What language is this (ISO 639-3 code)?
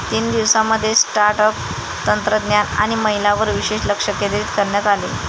mar